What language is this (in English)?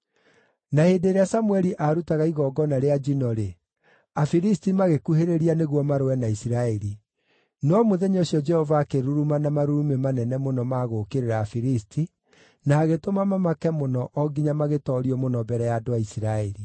Kikuyu